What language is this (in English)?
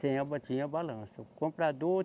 Portuguese